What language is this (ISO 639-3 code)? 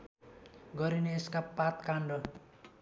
nep